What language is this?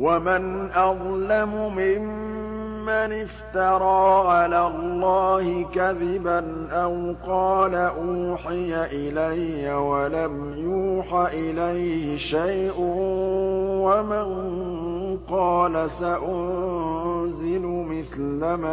Arabic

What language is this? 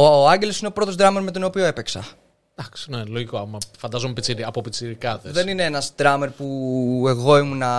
Greek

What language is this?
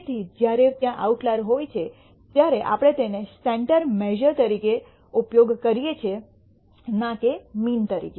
Gujarati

